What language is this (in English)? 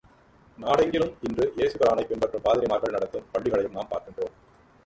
Tamil